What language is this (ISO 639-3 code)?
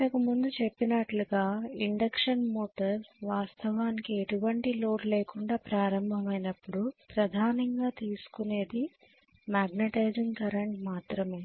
tel